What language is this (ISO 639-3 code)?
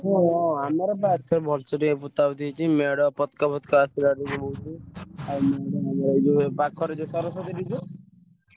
ori